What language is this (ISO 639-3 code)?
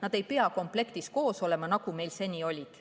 est